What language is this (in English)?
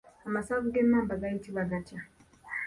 Ganda